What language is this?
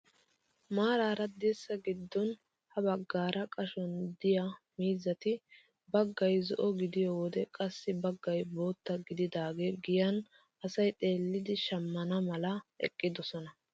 Wolaytta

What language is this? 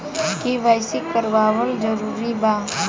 Bhojpuri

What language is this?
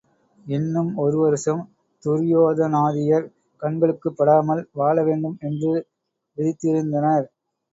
Tamil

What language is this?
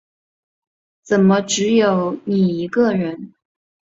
Chinese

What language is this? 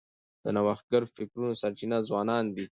Pashto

